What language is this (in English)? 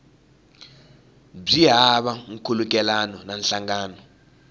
Tsonga